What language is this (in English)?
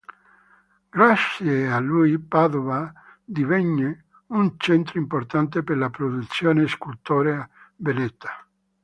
Italian